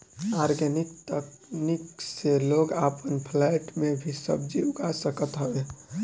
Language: Bhojpuri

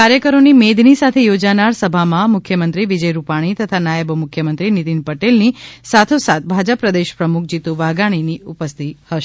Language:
Gujarati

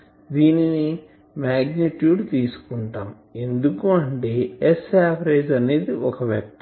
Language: Telugu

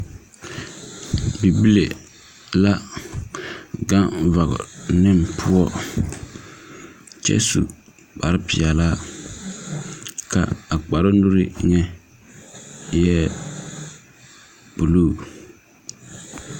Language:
Southern Dagaare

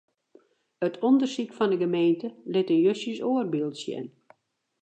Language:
Western Frisian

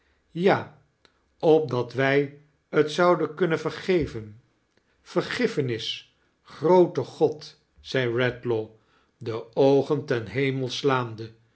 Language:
Dutch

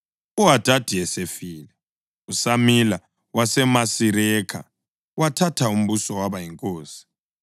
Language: North Ndebele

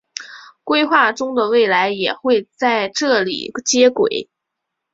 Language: Chinese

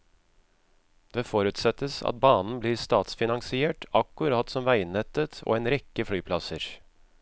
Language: Norwegian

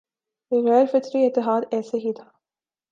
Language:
Urdu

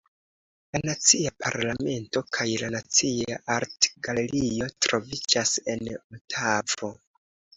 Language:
Esperanto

